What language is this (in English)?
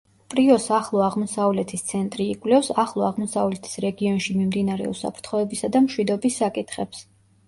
Georgian